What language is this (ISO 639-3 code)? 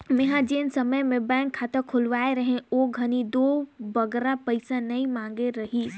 hne